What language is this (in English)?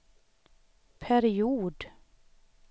Swedish